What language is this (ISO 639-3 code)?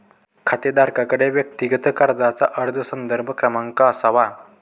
mar